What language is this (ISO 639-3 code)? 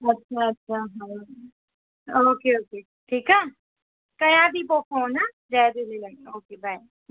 snd